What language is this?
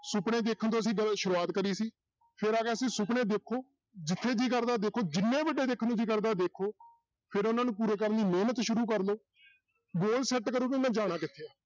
Punjabi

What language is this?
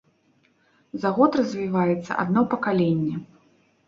Belarusian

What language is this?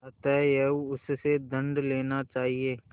Hindi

